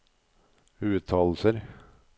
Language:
Norwegian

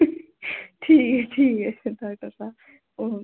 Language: Dogri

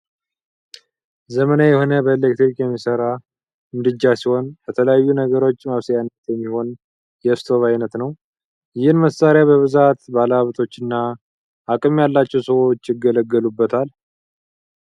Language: Amharic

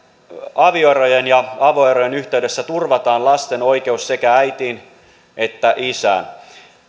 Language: Finnish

